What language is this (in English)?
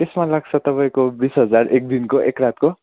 Nepali